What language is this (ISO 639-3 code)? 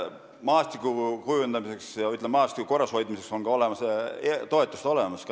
est